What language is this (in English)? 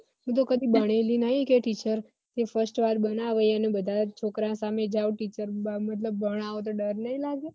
Gujarati